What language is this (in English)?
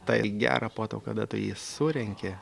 Lithuanian